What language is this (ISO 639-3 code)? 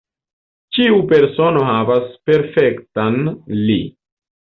epo